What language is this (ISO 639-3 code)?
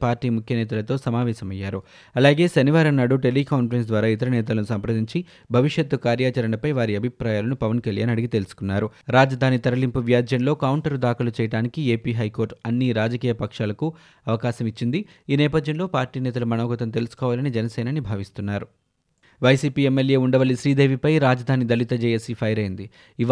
tel